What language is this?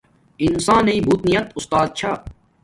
Domaaki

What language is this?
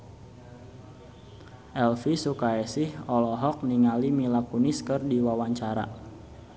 Sundanese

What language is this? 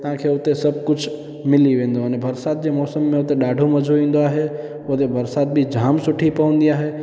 Sindhi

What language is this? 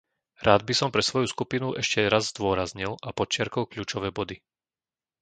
Slovak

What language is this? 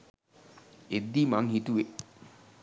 Sinhala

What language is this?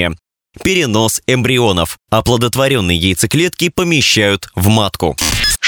Russian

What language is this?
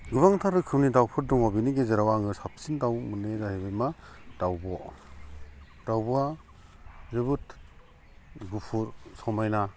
Bodo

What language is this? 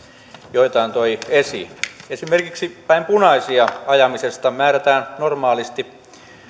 Finnish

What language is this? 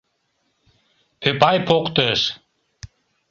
Mari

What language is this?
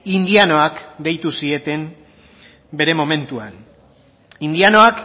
Basque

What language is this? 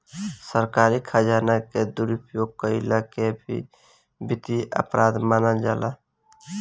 Bhojpuri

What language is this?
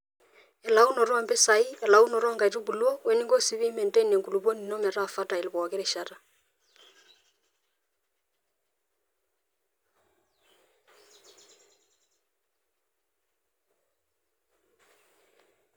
Masai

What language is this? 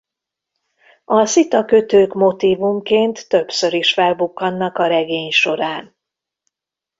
Hungarian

